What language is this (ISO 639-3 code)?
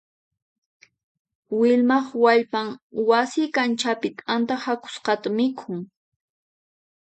qxp